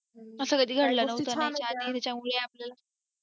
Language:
Marathi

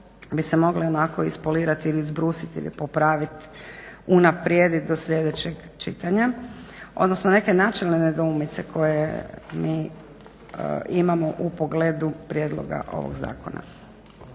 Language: Croatian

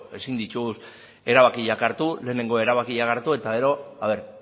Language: Basque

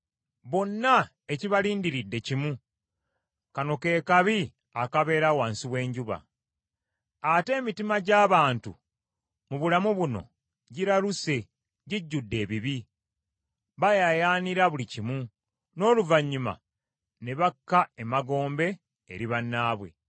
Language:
Ganda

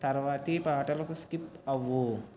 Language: Telugu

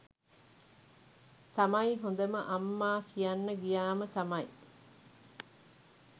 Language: Sinhala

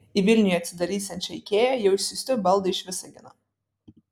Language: Lithuanian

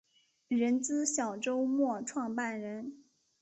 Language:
Chinese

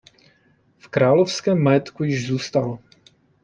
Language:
Czech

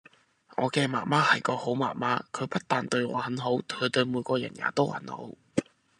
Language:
Cantonese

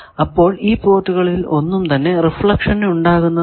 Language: Malayalam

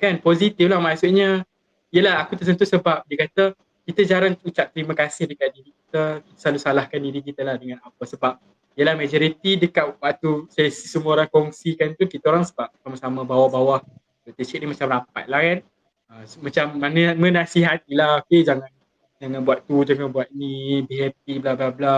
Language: Malay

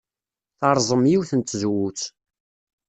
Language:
Kabyle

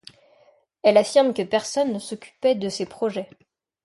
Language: French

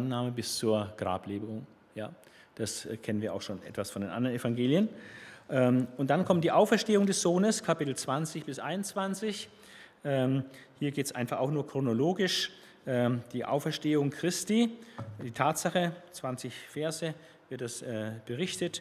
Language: German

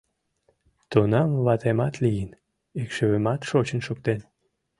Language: Mari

